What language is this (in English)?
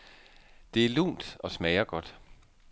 Danish